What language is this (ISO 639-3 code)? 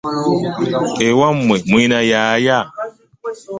lug